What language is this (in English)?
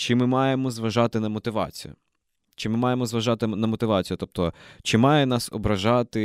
Ukrainian